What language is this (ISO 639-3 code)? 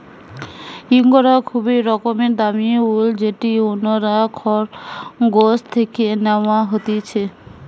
ben